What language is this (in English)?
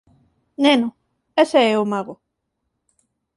Galician